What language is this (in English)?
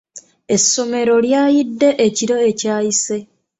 Ganda